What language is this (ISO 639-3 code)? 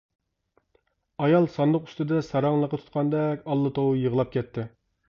uig